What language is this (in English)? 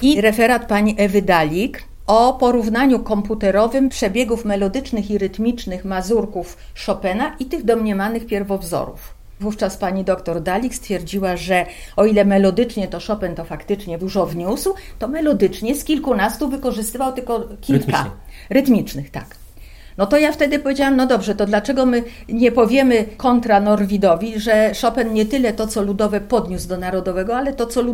Polish